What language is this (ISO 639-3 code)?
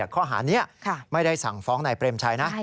tha